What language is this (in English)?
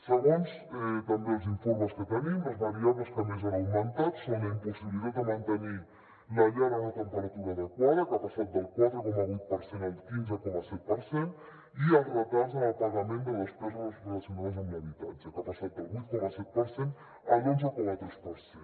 Catalan